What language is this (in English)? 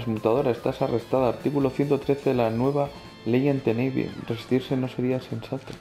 Spanish